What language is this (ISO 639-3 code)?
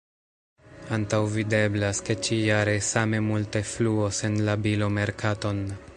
epo